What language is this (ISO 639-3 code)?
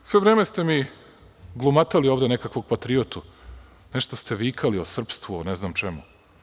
srp